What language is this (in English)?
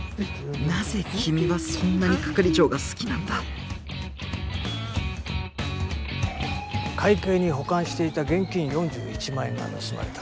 Japanese